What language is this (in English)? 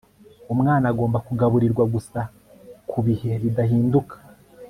Kinyarwanda